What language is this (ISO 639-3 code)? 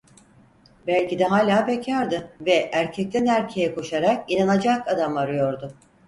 tur